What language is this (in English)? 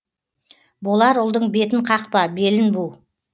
Kazakh